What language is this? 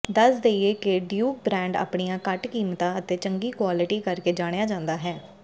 Punjabi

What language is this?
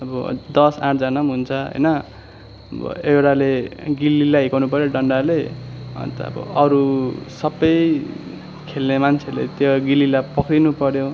Nepali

